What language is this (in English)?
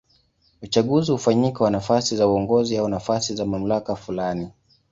Swahili